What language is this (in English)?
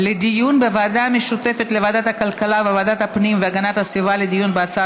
Hebrew